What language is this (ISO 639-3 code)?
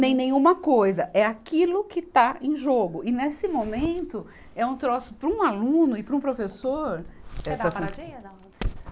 por